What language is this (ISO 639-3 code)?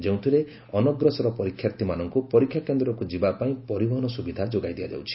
ori